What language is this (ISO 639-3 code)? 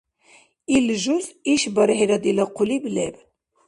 dar